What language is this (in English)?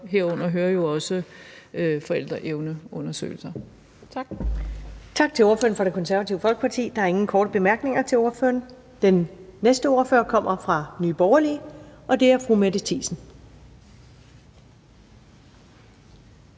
Danish